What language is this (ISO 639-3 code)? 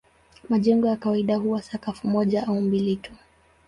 swa